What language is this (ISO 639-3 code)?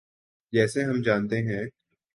urd